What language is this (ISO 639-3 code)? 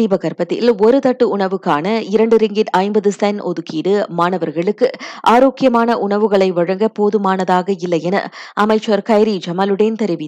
tam